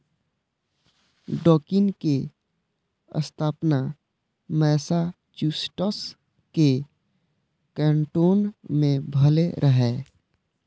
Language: Maithili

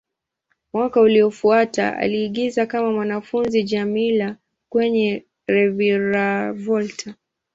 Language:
Swahili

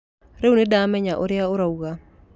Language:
Kikuyu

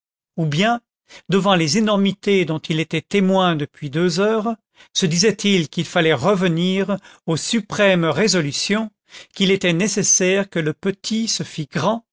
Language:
French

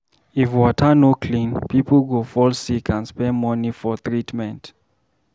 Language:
Nigerian Pidgin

